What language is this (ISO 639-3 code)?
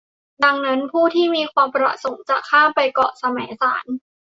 tha